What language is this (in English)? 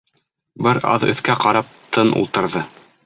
Bashkir